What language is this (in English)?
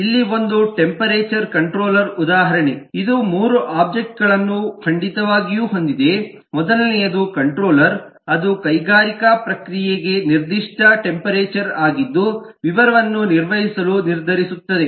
Kannada